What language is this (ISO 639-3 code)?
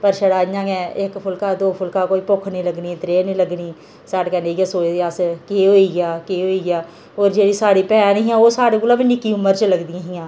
doi